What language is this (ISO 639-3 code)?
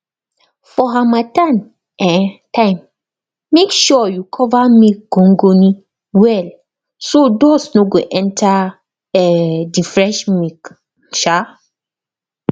pcm